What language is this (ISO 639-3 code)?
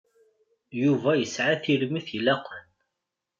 kab